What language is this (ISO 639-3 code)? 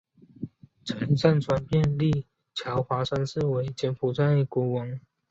zho